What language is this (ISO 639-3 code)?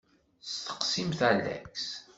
kab